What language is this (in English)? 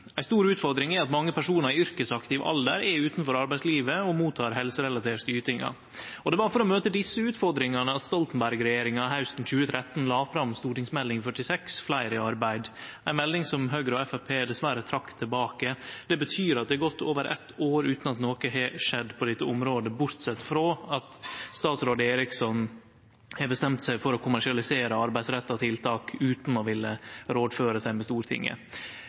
Norwegian Nynorsk